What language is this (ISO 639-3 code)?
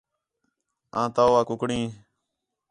xhe